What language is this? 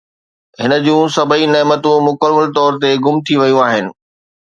Sindhi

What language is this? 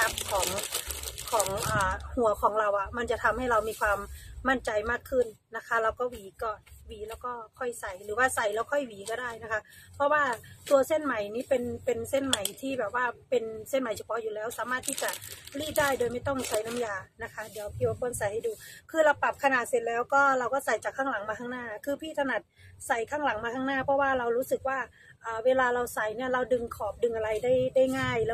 Thai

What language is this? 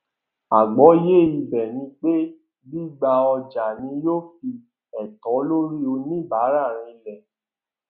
Yoruba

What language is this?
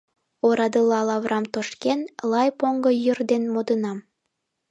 Mari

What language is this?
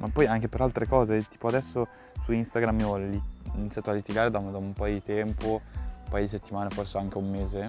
Italian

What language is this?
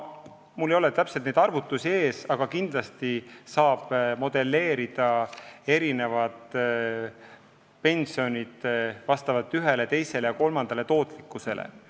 Estonian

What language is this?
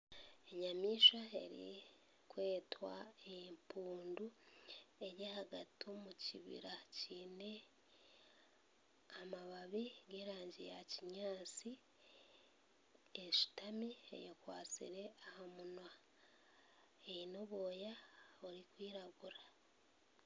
Nyankole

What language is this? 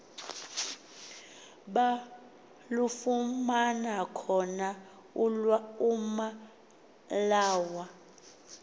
Xhosa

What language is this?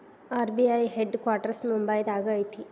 Kannada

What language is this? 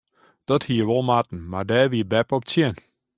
Western Frisian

